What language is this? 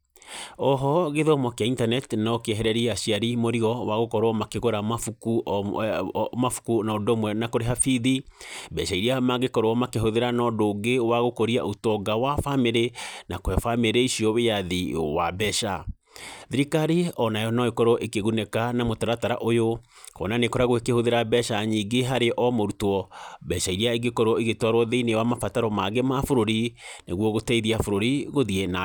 Kikuyu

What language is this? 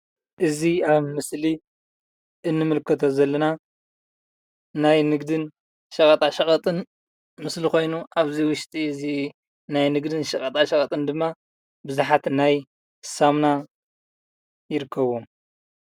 Tigrinya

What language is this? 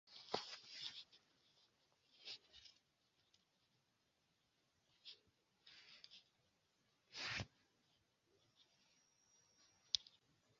Esperanto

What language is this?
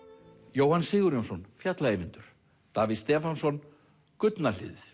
Icelandic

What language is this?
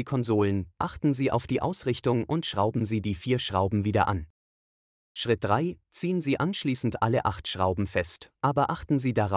German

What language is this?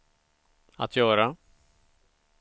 Swedish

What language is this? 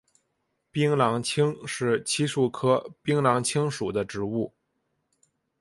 Chinese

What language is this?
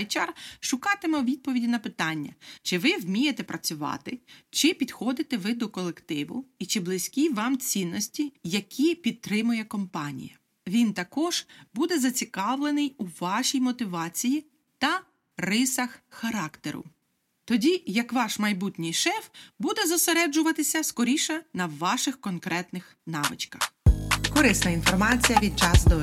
Ukrainian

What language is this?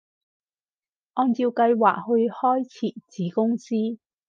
Cantonese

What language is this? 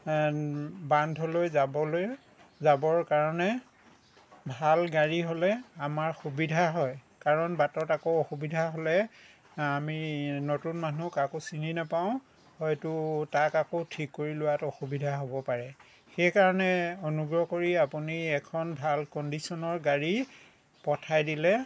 Assamese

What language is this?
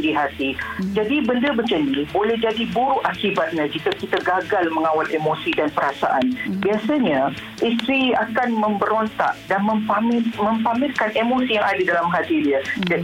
Malay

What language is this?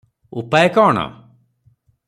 Odia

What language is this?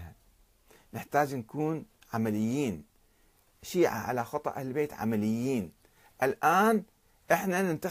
Arabic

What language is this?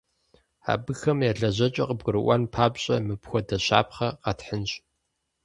Kabardian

